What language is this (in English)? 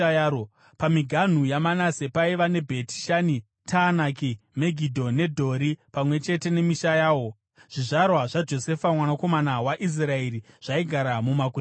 Shona